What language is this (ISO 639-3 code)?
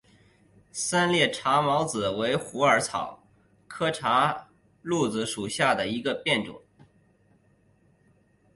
zho